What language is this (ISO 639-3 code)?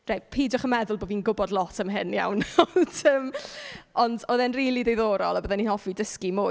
cym